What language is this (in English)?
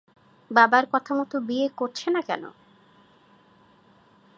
Bangla